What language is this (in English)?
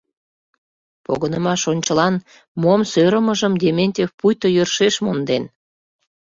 Mari